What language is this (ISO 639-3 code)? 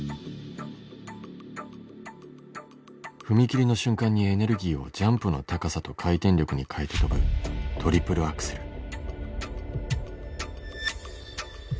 jpn